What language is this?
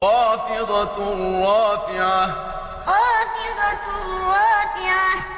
Arabic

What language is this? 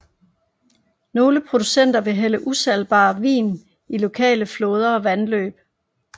Danish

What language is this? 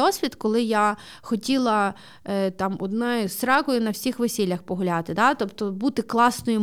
Ukrainian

